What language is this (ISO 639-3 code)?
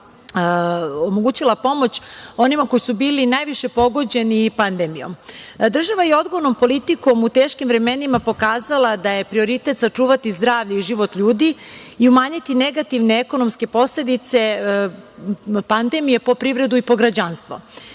srp